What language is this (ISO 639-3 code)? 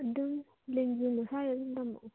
mni